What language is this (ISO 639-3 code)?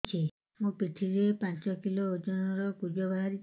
ori